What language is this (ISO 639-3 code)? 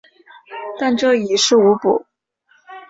zho